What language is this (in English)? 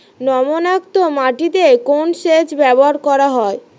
Bangla